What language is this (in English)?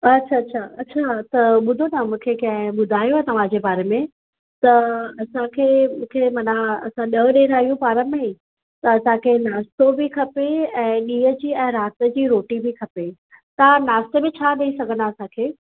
Sindhi